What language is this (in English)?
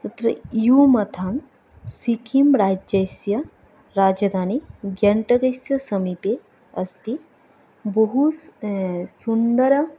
Sanskrit